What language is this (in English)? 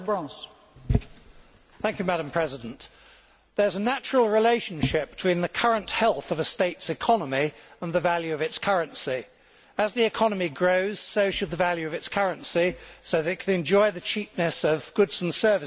English